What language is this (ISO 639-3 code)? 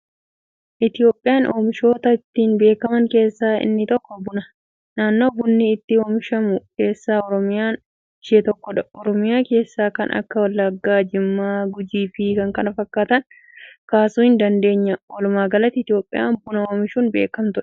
orm